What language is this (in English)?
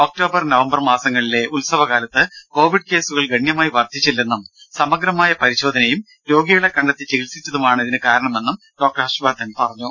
Malayalam